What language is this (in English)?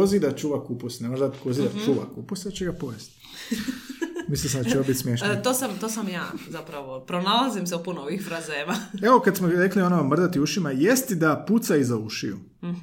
Croatian